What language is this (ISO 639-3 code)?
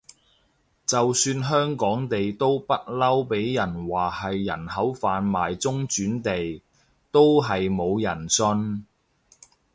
yue